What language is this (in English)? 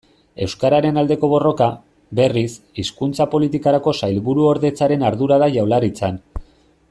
Basque